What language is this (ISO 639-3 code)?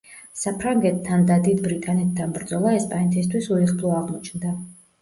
kat